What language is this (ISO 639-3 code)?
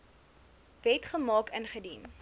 afr